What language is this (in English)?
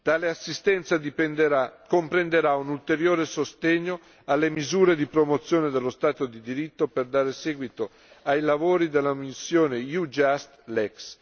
Italian